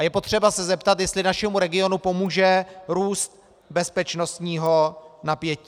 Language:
Czech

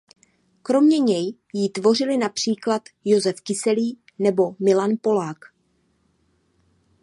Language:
Czech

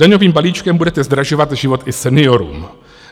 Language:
Czech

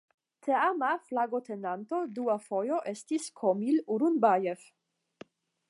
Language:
Esperanto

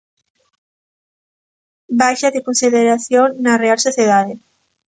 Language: Galician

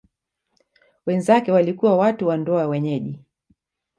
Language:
Swahili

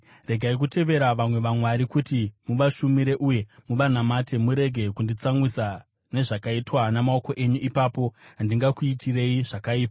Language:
Shona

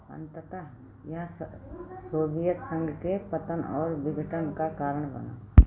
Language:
Hindi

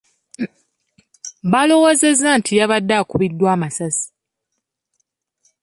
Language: Ganda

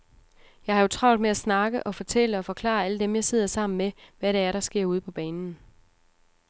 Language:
Danish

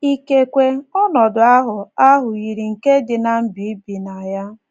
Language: Igbo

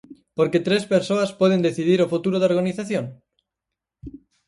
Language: Galician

